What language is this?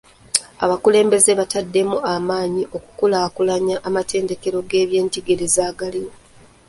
Ganda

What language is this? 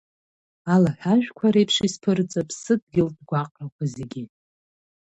Abkhazian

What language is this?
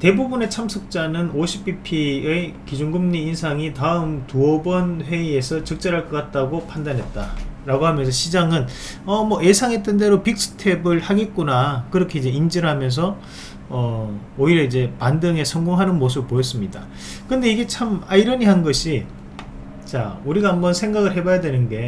Korean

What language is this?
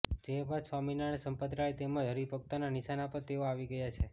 Gujarati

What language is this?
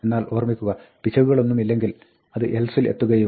Malayalam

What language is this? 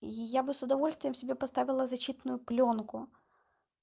Russian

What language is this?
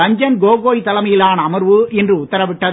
Tamil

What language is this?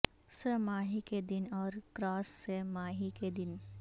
Urdu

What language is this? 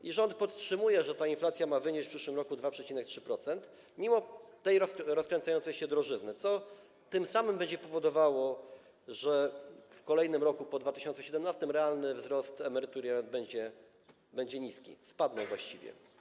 Polish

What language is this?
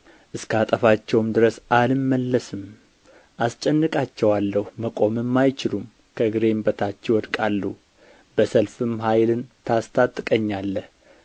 Amharic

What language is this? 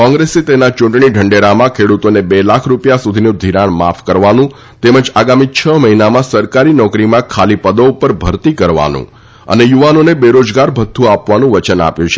Gujarati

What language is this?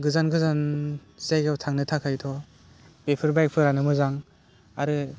Bodo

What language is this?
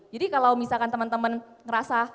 Indonesian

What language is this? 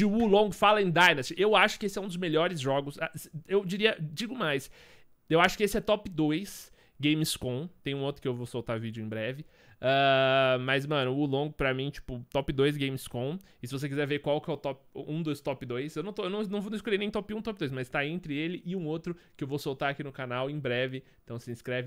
Portuguese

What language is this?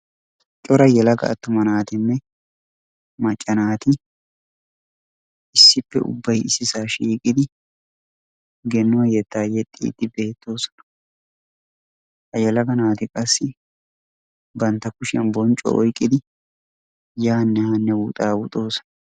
Wolaytta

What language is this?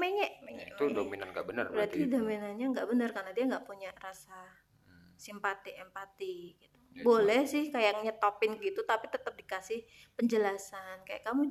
Indonesian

